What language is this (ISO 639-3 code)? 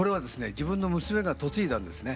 jpn